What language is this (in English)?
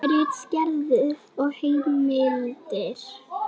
Icelandic